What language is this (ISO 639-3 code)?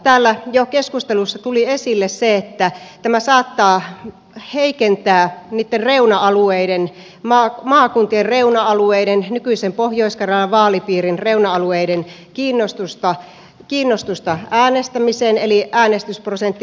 fin